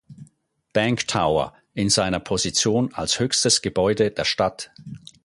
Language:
German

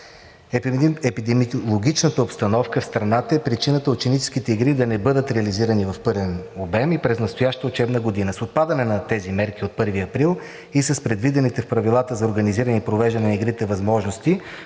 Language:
Bulgarian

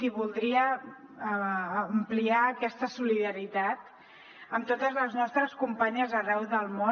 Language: Catalan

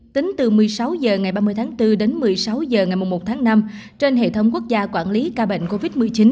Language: Vietnamese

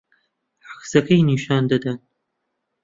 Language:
Central Kurdish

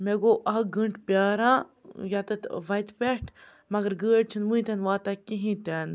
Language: Kashmiri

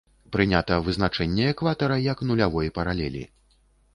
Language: Belarusian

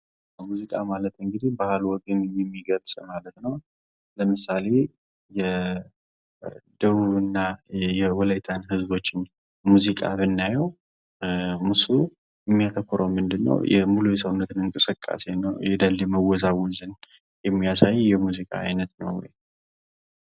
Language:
Amharic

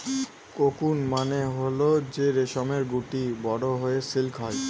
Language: Bangla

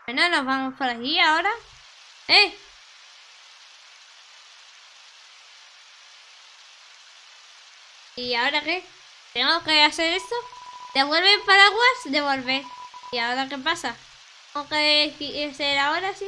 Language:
Spanish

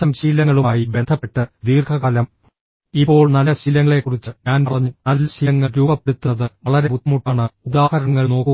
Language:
Malayalam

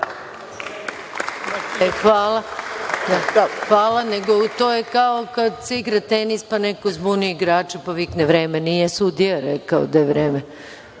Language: Serbian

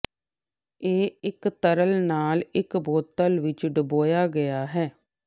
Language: Punjabi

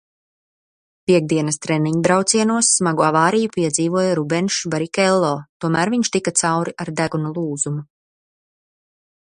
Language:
Latvian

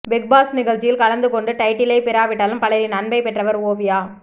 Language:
Tamil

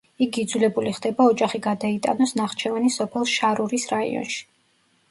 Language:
Georgian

